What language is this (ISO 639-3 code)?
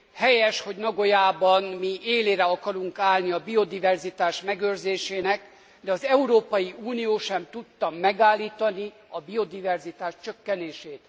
hun